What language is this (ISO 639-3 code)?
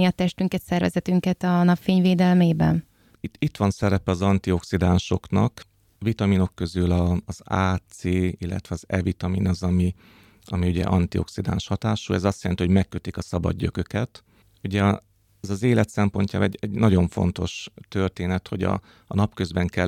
hun